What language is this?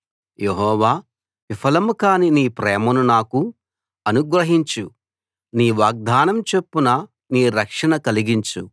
Telugu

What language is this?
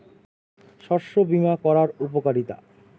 Bangla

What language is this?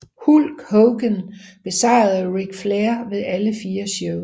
Danish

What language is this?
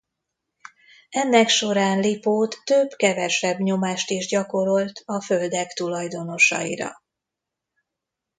Hungarian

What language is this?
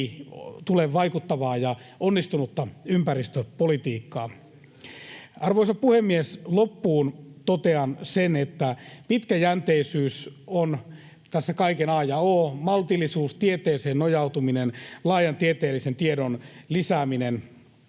Finnish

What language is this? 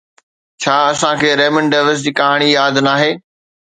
Sindhi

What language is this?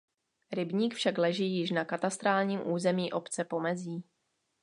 Czech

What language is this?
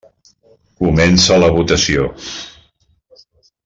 Catalan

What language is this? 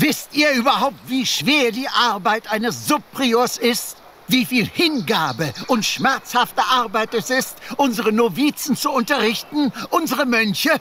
German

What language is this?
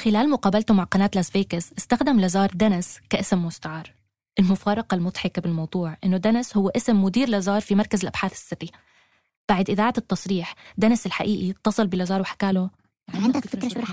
Arabic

